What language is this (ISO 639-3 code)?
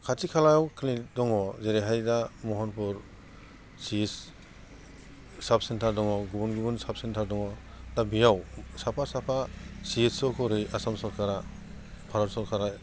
brx